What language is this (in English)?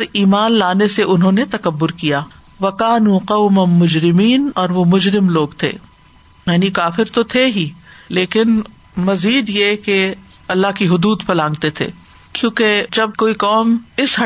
Urdu